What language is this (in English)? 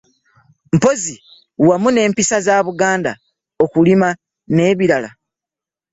Ganda